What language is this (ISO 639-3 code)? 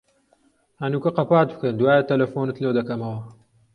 ckb